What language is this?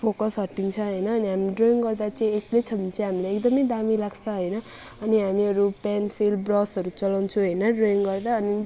Nepali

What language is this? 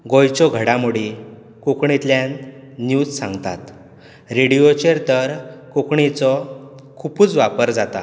Konkani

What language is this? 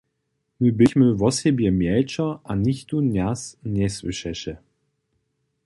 Upper Sorbian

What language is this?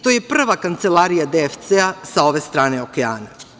Serbian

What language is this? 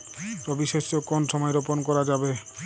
Bangla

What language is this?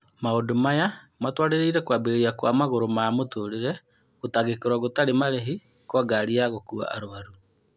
Kikuyu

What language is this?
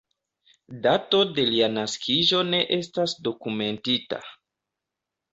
Esperanto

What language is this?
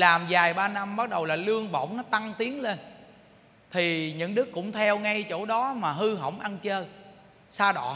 Vietnamese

